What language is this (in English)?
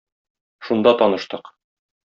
Tatar